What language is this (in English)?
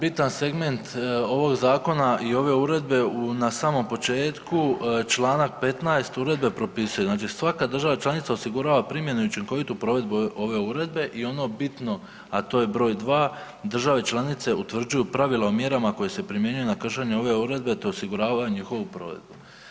Croatian